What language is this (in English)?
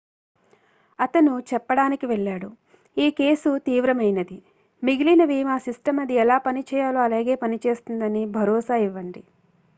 Telugu